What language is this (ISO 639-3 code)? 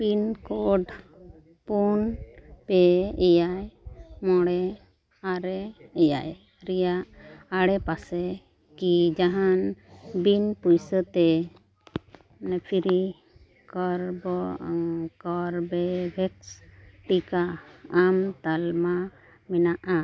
sat